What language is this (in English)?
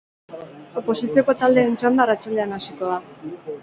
Basque